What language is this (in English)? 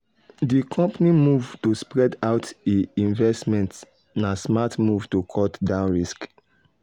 Nigerian Pidgin